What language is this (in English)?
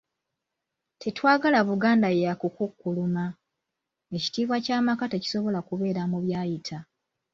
Ganda